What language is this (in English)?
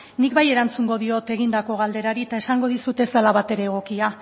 Basque